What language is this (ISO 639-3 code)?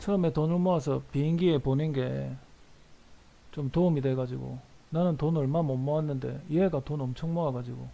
kor